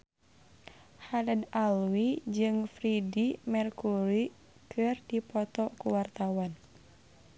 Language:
Sundanese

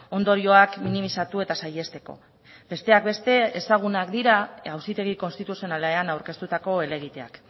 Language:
Basque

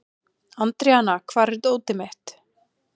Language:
Icelandic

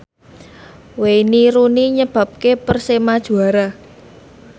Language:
Javanese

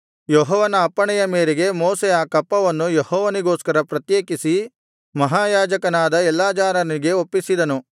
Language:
Kannada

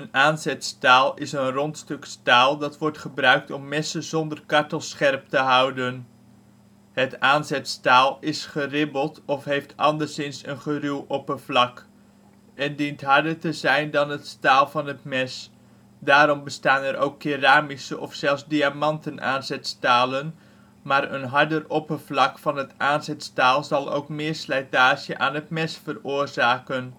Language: Dutch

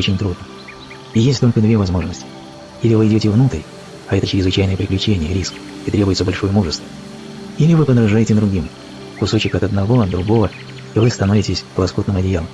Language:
Russian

